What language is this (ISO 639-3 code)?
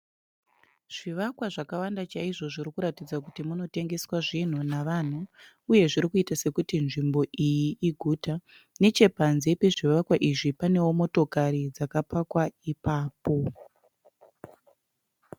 sna